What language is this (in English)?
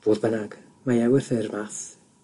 Welsh